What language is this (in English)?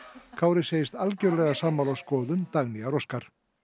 Icelandic